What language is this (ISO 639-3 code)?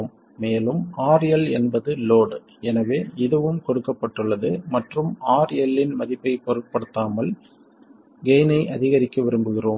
tam